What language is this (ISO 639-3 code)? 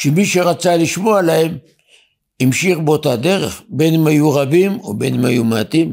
heb